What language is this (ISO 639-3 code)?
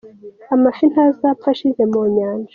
kin